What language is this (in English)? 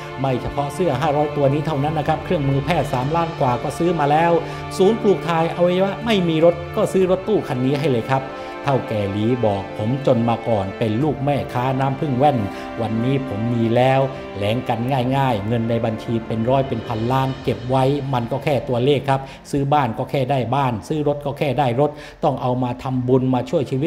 Thai